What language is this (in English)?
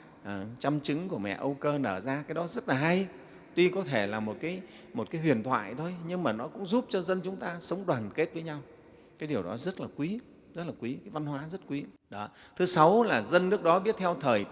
Vietnamese